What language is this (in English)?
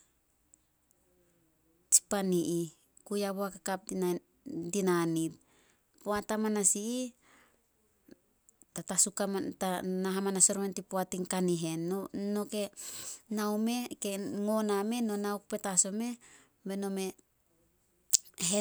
Solos